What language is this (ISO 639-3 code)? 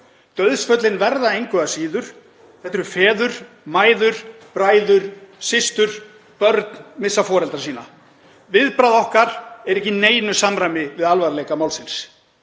isl